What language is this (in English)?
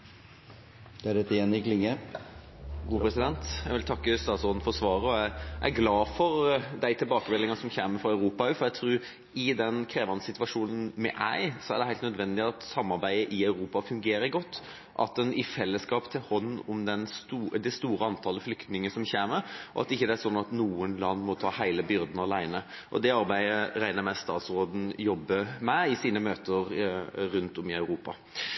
Norwegian Bokmål